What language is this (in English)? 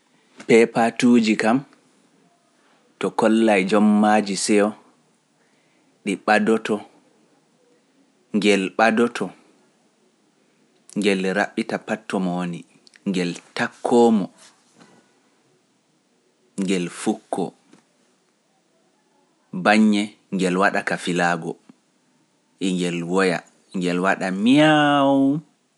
Pular